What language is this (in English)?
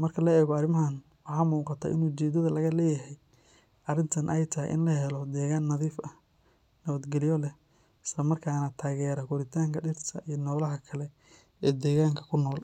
Somali